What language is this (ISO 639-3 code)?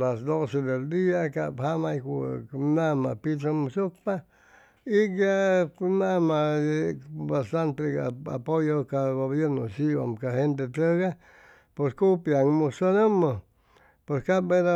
zoh